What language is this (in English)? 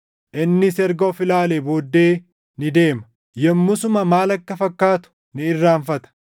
Oromo